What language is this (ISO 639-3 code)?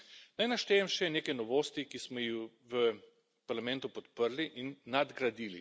slv